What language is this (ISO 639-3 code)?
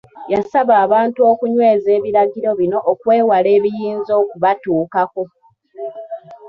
lug